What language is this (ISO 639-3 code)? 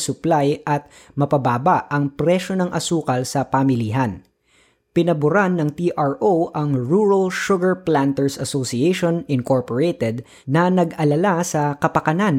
fil